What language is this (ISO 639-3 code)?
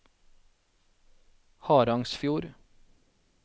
nor